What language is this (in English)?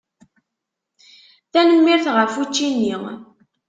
Kabyle